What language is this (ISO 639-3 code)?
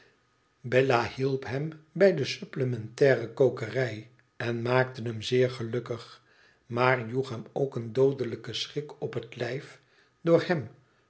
nld